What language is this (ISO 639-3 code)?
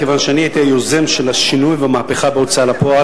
heb